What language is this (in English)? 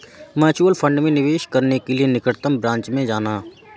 Hindi